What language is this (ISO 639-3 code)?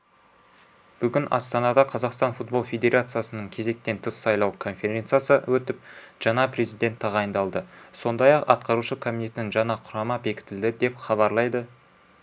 kaz